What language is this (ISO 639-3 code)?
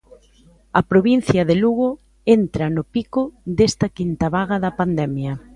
glg